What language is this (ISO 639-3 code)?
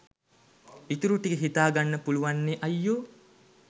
sin